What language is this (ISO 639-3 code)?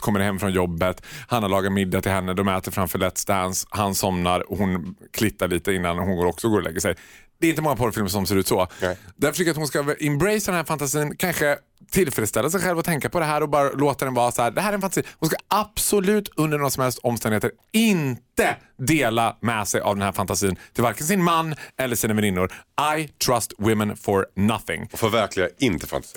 swe